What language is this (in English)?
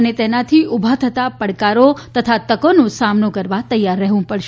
Gujarati